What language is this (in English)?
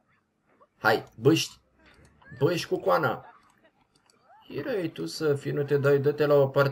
Romanian